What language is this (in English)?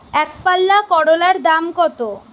Bangla